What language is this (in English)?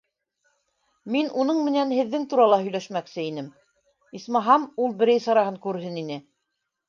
Bashkir